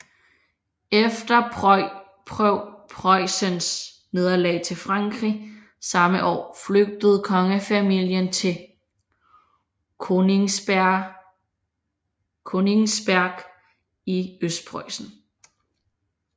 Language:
Danish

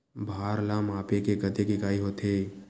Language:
Chhattisgarhi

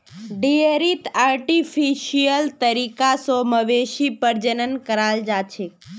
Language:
Magahi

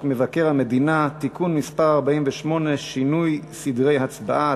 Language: Hebrew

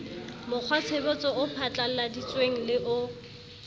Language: Southern Sotho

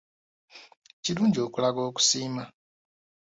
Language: Ganda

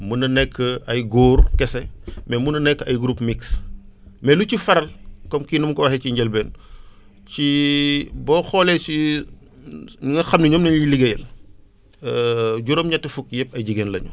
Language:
Wolof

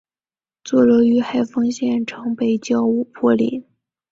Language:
Chinese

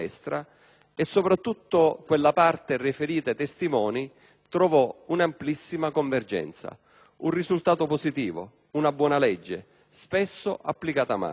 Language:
Italian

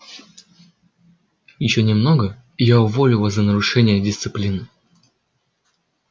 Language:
Russian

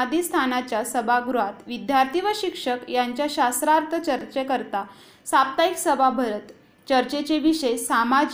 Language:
Marathi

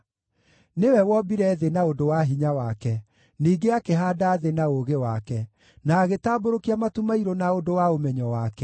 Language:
Kikuyu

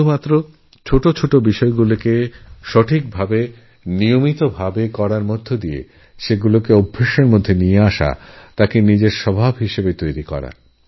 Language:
Bangla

